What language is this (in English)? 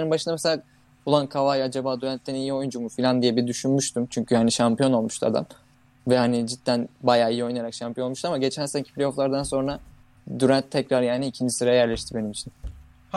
Turkish